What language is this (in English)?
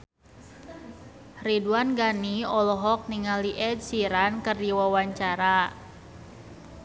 Sundanese